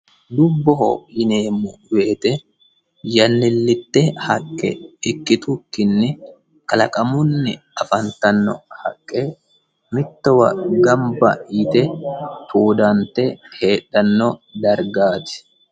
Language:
Sidamo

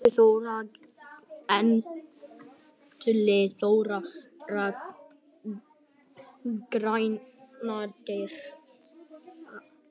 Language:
Icelandic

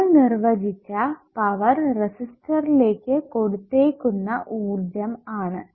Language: Malayalam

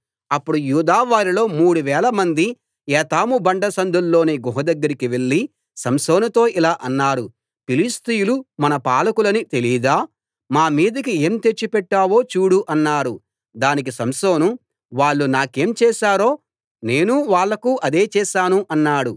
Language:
Telugu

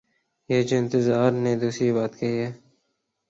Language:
Urdu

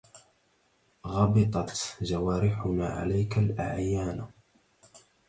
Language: Arabic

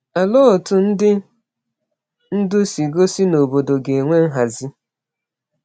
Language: Igbo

